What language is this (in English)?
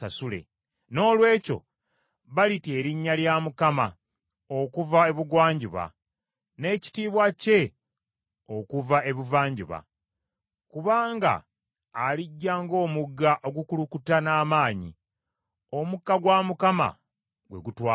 Ganda